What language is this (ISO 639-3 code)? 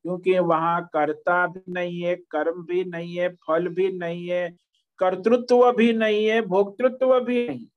hin